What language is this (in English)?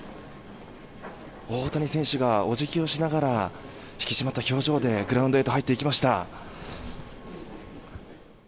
Japanese